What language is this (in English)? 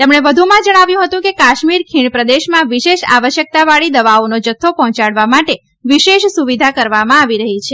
Gujarati